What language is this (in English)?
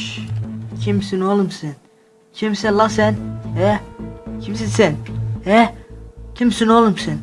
Turkish